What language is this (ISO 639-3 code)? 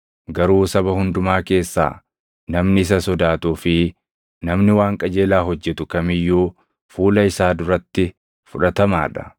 orm